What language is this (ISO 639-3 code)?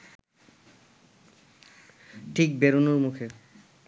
ben